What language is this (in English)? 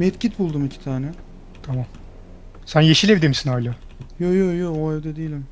Turkish